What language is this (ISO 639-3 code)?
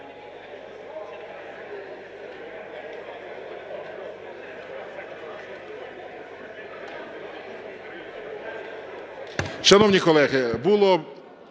ukr